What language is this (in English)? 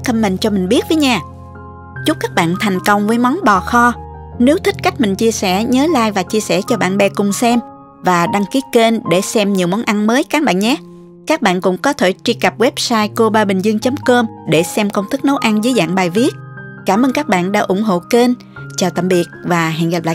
Vietnamese